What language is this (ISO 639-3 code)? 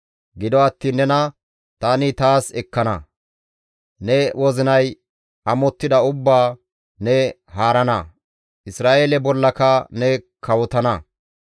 gmv